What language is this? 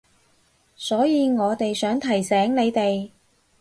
Cantonese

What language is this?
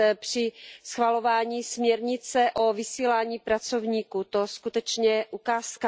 Czech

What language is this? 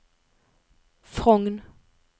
Norwegian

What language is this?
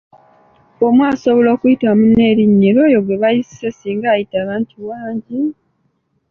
Ganda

